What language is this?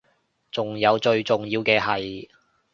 Cantonese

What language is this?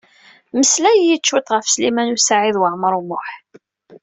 Kabyle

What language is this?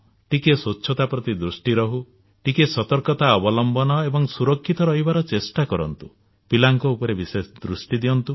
Odia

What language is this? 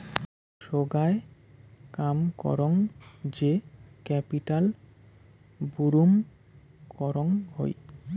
Bangla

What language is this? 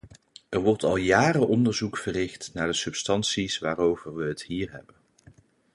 Dutch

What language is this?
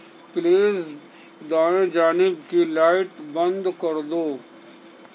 Urdu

